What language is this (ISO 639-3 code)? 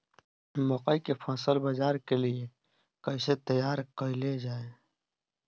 bho